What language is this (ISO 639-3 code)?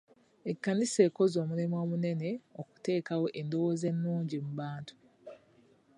lug